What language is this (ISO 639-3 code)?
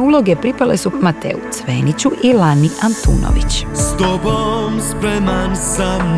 hrv